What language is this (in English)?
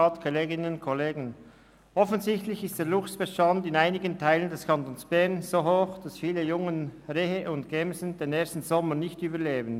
Swiss German